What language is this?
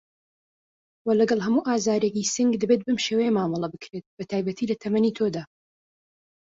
Central Kurdish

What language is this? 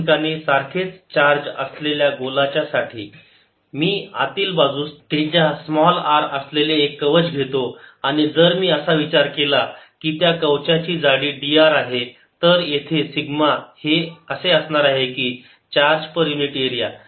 Marathi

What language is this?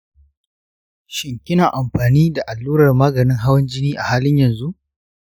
Hausa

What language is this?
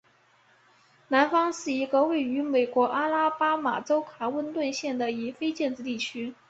Chinese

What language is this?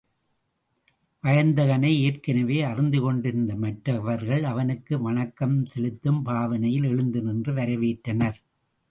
Tamil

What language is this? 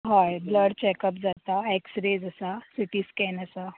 Konkani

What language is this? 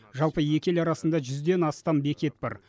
Kazakh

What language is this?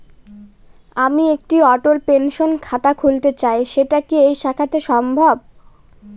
Bangla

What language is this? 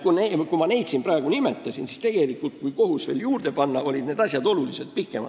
Estonian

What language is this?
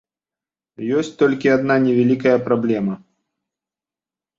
Belarusian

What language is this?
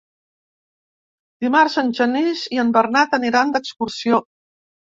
Catalan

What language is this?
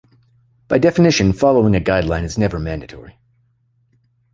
English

